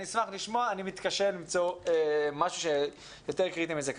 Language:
Hebrew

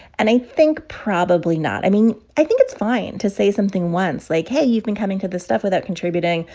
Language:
English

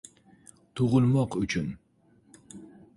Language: Uzbek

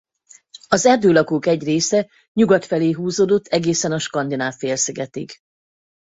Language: Hungarian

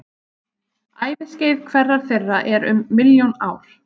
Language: Icelandic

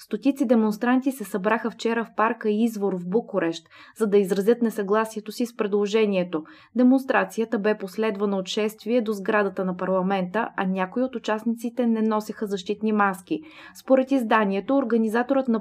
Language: Bulgarian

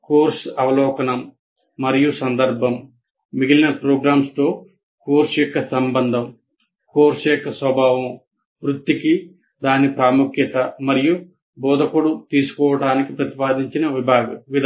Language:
Telugu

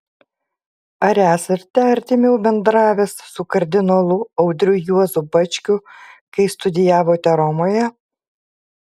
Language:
Lithuanian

